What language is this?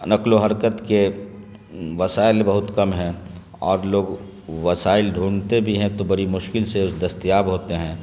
Urdu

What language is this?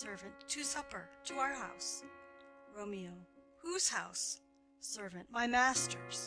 English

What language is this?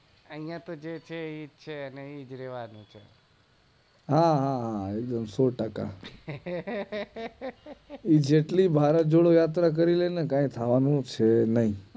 Gujarati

